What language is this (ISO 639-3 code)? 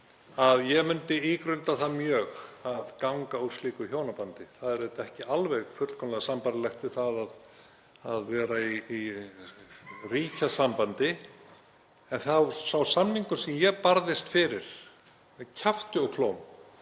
isl